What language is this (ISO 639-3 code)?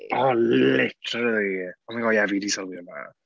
cym